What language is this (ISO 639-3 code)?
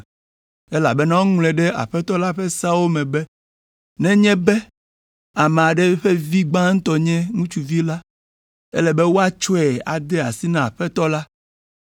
ewe